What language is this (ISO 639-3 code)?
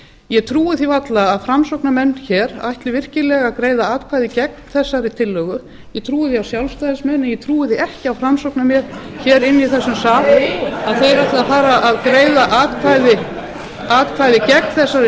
isl